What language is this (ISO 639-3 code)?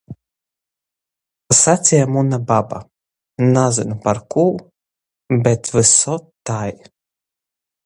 ltg